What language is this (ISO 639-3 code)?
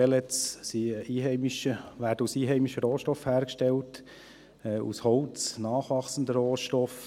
gsw